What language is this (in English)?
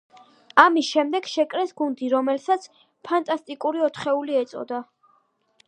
Georgian